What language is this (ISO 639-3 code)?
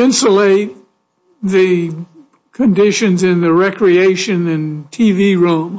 eng